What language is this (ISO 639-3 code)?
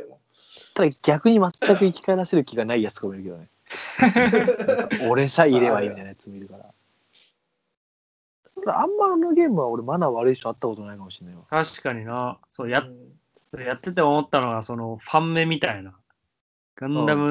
jpn